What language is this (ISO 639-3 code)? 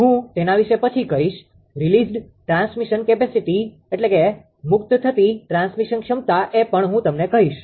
guj